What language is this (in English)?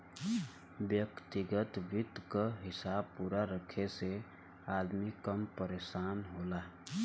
Bhojpuri